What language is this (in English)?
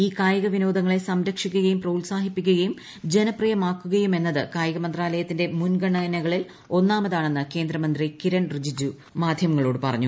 Malayalam